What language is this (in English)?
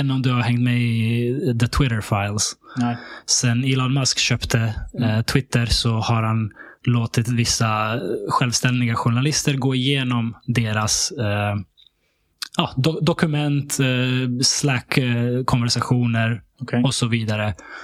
Swedish